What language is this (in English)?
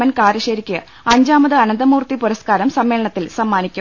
Malayalam